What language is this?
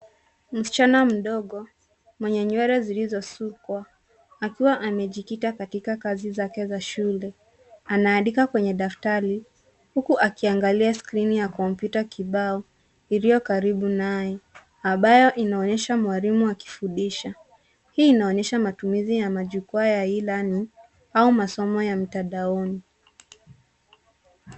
Swahili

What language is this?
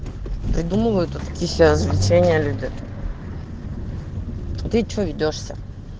Russian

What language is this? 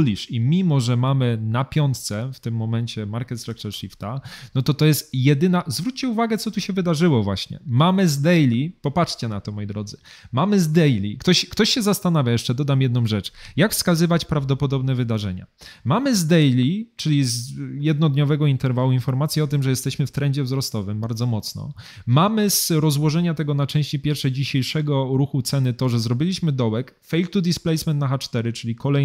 Polish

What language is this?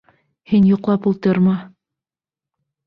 Bashkir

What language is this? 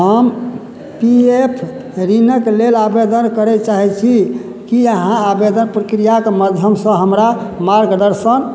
Maithili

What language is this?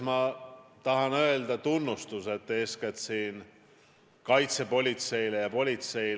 Estonian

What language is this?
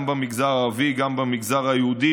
Hebrew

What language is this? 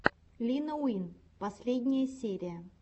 Russian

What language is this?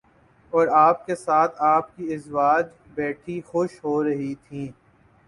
Urdu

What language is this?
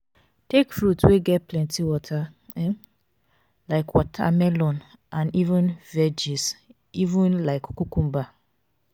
Nigerian Pidgin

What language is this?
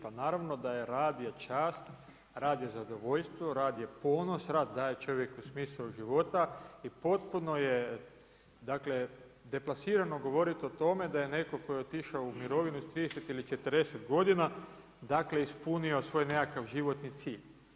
Croatian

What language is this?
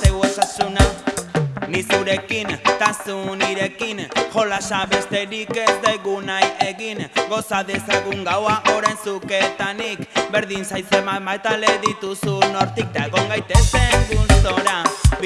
Spanish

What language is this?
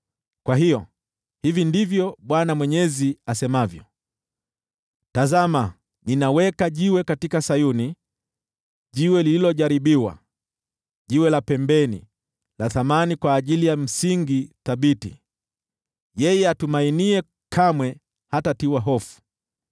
Swahili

